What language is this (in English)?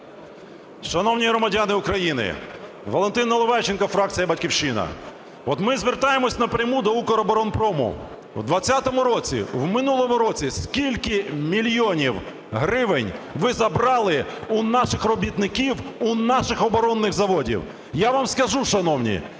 Ukrainian